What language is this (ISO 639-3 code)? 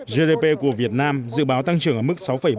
vie